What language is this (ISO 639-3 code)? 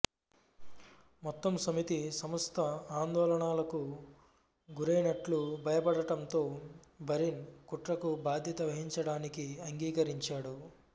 tel